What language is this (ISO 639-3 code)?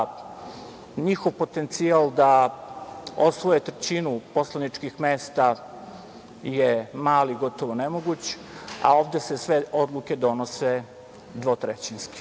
srp